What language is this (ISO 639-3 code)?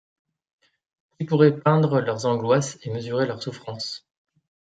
fra